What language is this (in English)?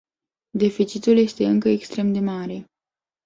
Romanian